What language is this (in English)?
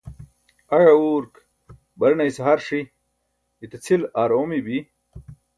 Burushaski